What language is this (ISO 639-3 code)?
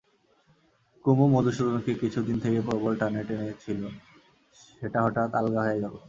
ben